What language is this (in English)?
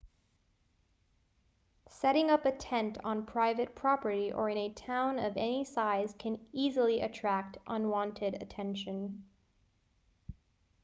English